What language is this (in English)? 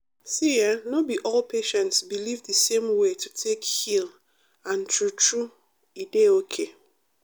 Nigerian Pidgin